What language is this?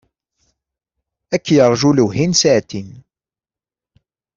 Kabyle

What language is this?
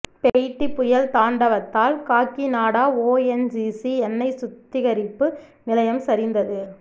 Tamil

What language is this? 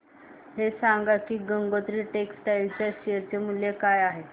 Marathi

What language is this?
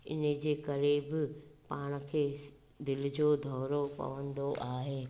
Sindhi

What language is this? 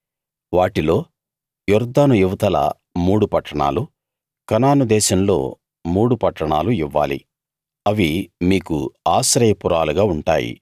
Telugu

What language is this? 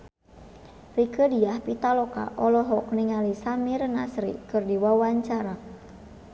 Sundanese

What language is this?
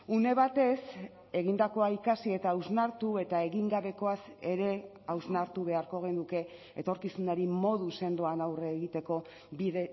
Basque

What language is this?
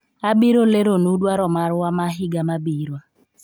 Luo (Kenya and Tanzania)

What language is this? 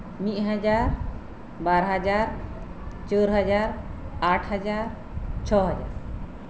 Santali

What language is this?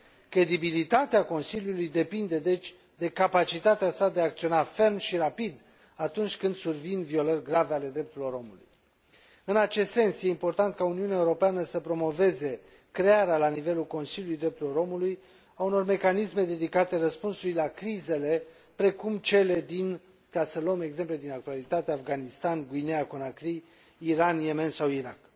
Romanian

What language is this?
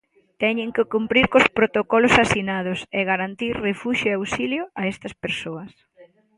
Galician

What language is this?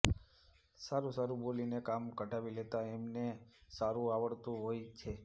Gujarati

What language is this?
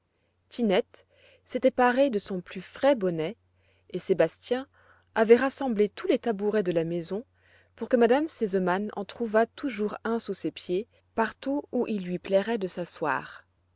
French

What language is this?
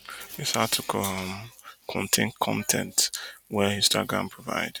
Nigerian Pidgin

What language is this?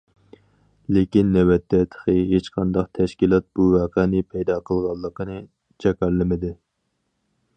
Uyghur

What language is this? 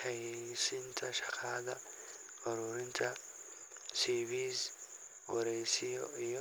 Somali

